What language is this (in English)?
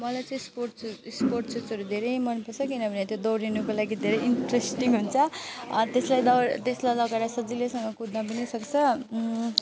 Nepali